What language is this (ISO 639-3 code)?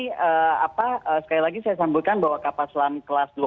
ind